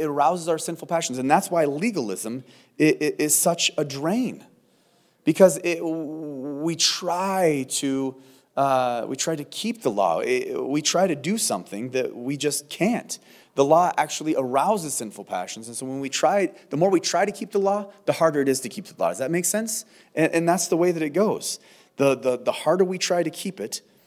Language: English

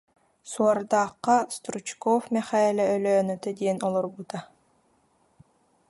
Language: Yakut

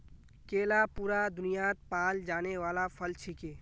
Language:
Magahi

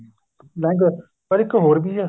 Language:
Punjabi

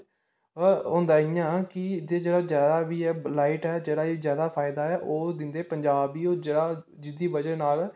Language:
Dogri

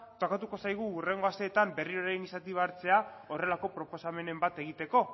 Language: Basque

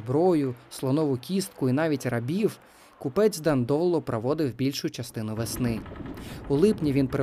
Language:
Ukrainian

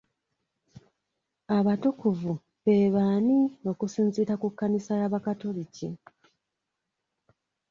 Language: Ganda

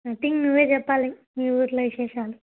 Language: Telugu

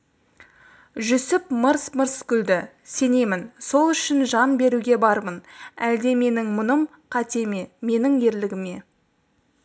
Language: Kazakh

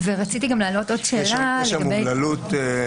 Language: Hebrew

